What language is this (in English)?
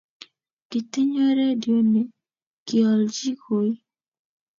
Kalenjin